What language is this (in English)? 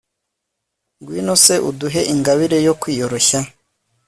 Kinyarwanda